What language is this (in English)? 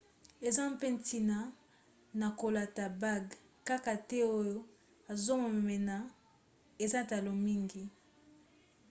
Lingala